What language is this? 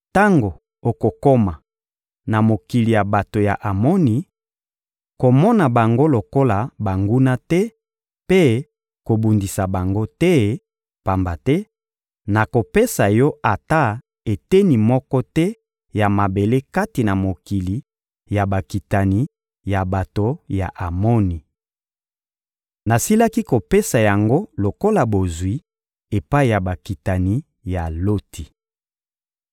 Lingala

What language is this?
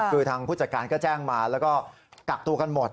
Thai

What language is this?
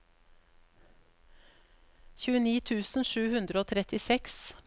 Norwegian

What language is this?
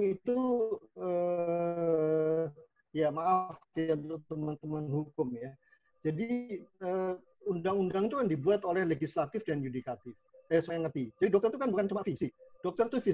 Indonesian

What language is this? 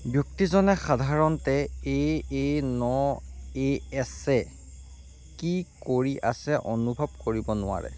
Assamese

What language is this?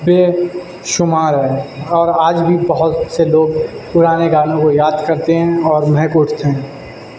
Urdu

